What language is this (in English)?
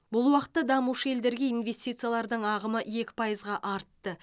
Kazakh